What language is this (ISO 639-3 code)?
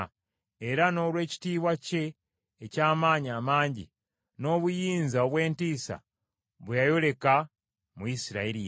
lug